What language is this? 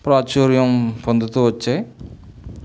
Telugu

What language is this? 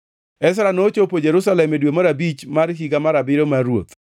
Luo (Kenya and Tanzania)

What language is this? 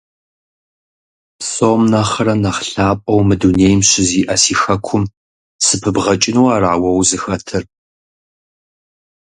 Kabardian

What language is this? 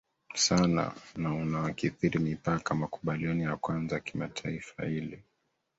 Swahili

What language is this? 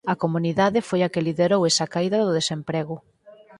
Galician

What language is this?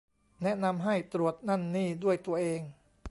Thai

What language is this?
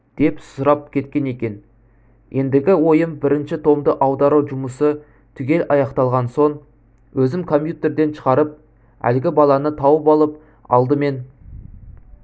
Kazakh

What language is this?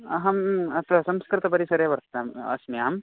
Sanskrit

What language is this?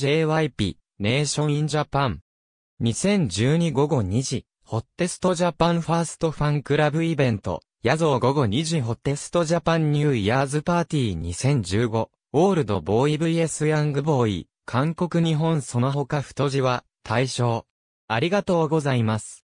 Japanese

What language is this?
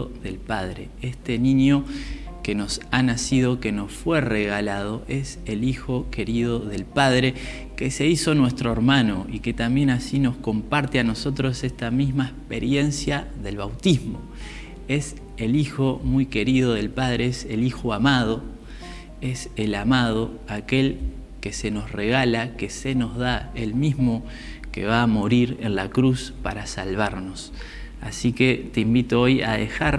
Spanish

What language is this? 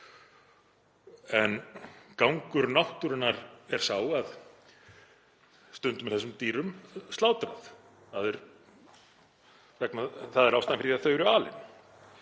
Icelandic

